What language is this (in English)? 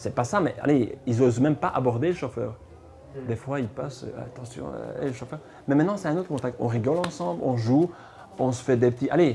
French